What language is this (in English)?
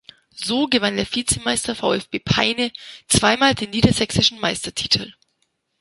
German